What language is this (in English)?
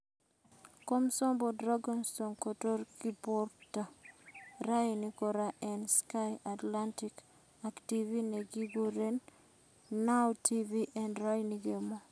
Kalenjin